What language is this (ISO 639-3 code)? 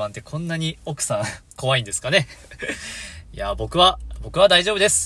jpn